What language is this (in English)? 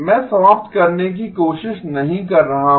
Hindi